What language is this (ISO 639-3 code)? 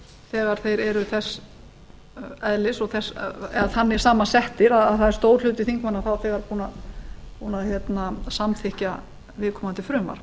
isl